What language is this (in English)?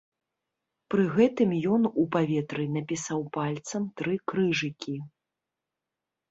Belarusian